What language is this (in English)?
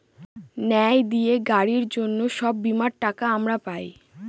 Bangla